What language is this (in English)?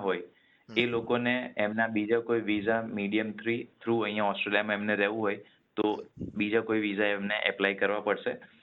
Gujarati